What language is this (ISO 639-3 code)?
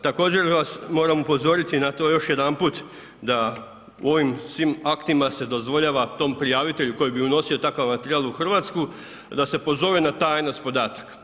hrv